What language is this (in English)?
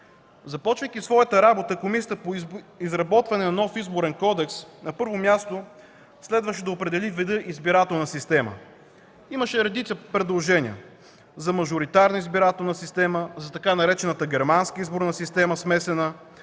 Bulgarian